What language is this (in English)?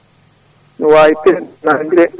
Fula